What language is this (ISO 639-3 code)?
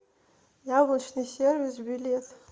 rus